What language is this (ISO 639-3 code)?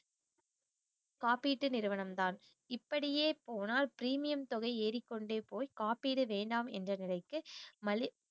tam